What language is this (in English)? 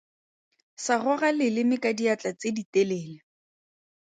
Tswana